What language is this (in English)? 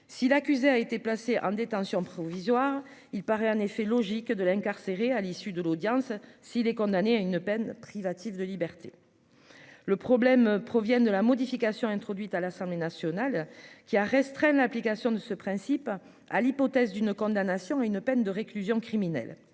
French